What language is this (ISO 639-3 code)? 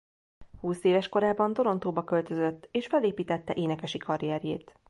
hun